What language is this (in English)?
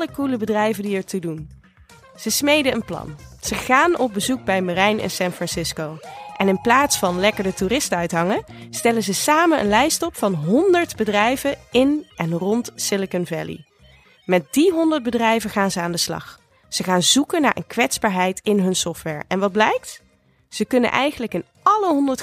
Dutch